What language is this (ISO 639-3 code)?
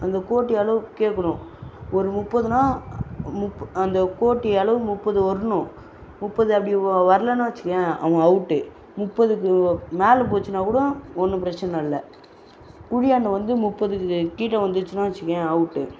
tam